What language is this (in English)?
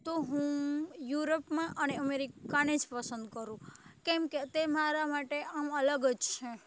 Gujarati